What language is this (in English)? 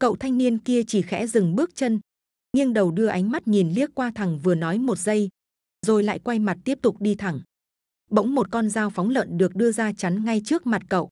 Vietnamese